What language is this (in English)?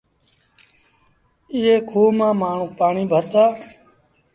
Sindhi Bhil